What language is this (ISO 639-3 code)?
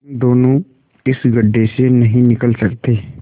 hin